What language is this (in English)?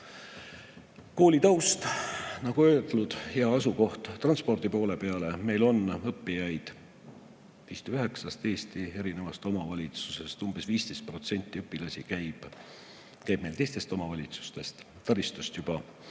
Estonian